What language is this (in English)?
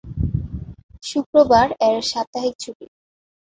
Bangla